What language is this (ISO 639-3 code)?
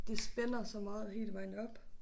dan